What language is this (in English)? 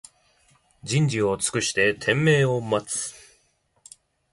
Japanese